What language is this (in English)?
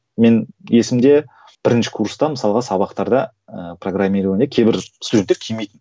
Kazakh